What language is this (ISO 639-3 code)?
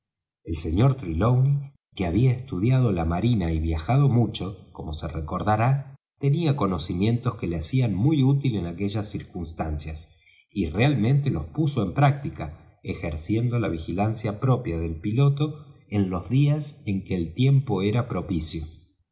spa